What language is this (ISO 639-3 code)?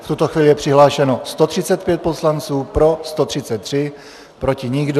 ces